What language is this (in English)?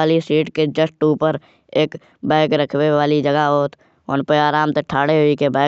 Kanauji